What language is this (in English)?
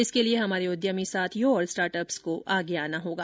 Hindi